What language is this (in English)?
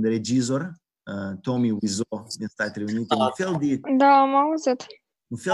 Romanian